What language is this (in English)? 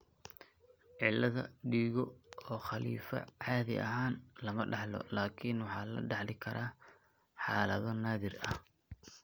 Somali